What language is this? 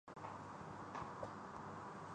Urdu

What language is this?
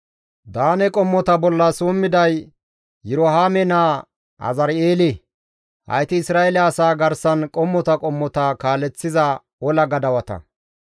Gamo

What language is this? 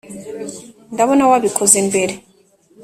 Kinyarwanda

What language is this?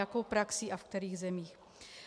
Czech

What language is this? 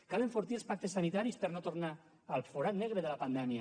Catalan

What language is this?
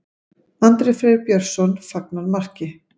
Icelandic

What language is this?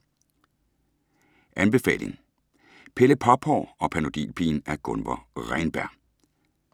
Danish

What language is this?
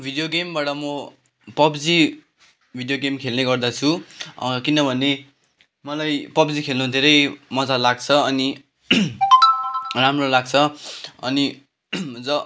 Nepali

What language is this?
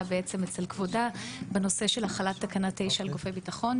Hebrew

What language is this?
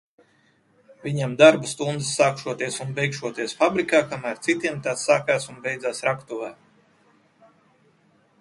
Latvian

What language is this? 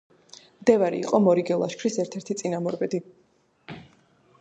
Georgian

